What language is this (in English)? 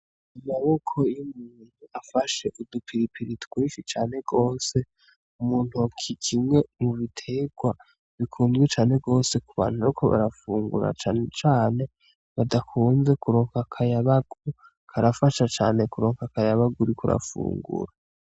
Rundi